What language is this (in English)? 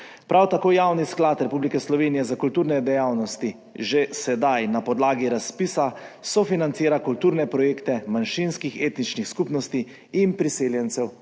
Slovenian